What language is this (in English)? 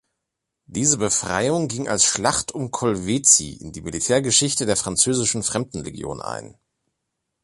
German